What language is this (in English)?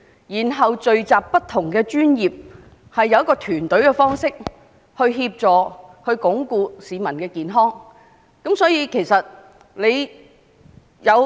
Cantonese